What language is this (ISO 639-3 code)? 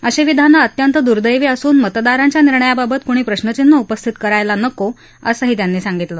mar